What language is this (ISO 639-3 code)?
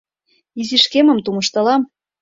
chm